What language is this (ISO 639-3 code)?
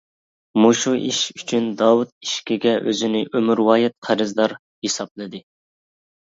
uig